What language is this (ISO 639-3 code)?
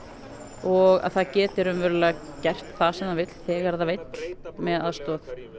isl